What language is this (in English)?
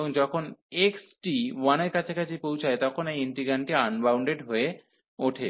Bangla